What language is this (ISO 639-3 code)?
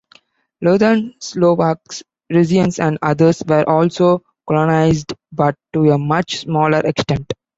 eng